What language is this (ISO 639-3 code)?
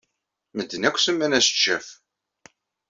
kab